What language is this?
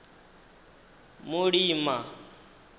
Venda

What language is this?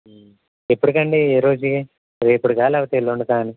Telugu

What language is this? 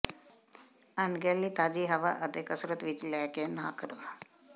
Punjabi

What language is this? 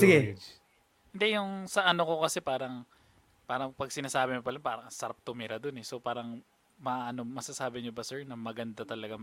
Filipino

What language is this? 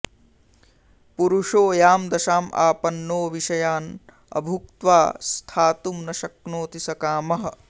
Sanskrit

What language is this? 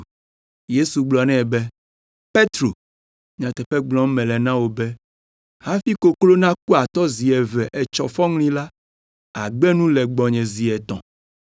Ewe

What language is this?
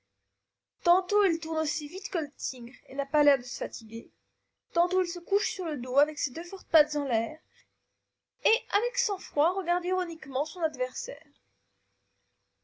French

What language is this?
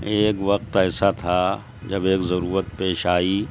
Urdu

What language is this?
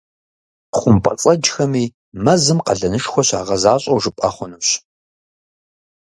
Kabardian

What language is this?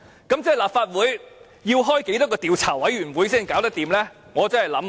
Cantonese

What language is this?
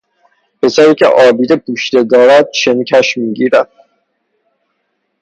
Persian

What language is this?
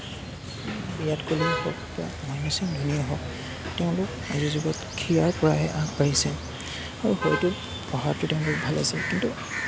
Assamese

